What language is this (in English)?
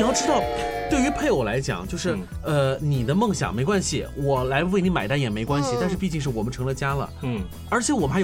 Chinese